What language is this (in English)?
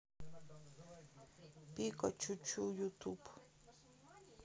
Russian